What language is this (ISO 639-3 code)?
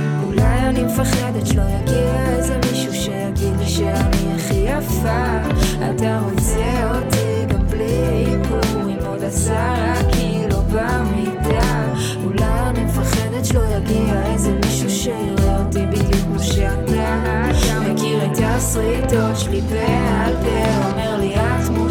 heb